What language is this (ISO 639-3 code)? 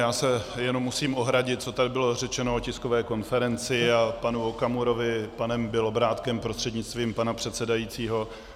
ces